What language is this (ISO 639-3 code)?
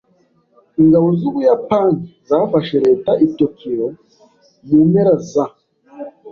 kin